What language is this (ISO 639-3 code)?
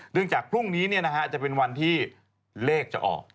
tha